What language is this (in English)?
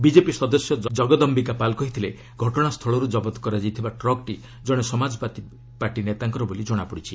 Odia